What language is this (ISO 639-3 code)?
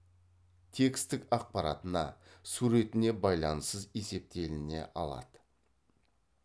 kaz